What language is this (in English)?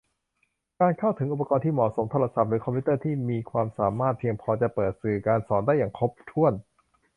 Thai